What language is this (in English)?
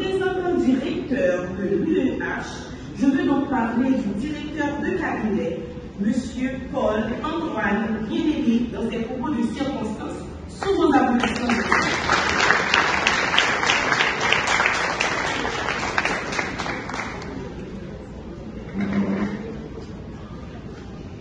French